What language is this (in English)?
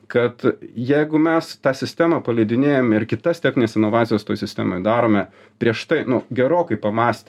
Lithuanian